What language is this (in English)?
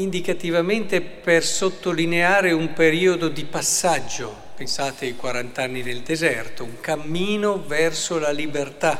Italian